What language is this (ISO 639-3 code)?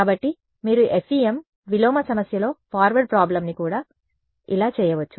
tel